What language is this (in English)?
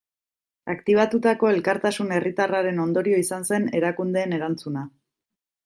Basque